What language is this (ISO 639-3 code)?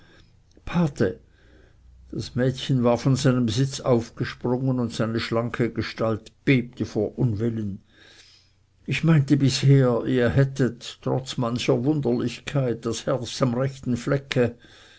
deu